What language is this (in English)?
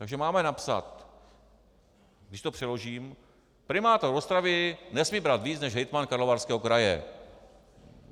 Czech